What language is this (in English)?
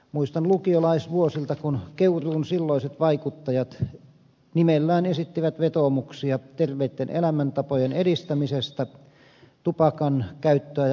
Finnish